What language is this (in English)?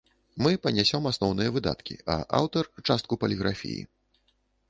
Belarusian